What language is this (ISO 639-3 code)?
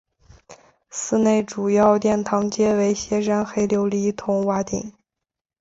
zho